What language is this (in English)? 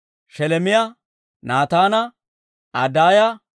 Dawro